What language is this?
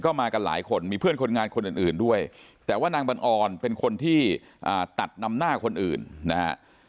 Thai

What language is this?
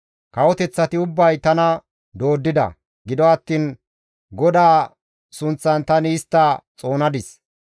Gamo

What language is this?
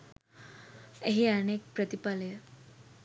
Sinhala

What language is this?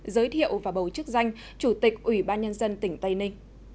Vietnamese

